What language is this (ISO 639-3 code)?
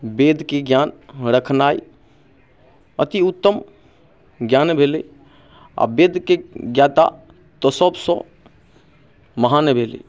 mai